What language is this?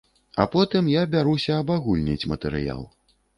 Belarusian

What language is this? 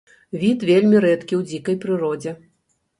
Belarusian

